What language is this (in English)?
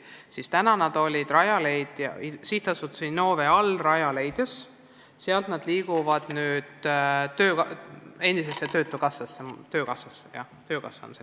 Estonian